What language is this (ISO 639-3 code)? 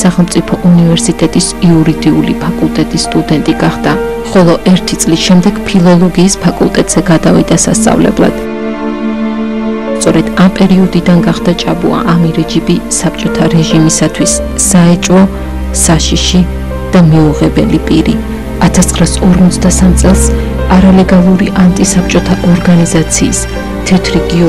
ron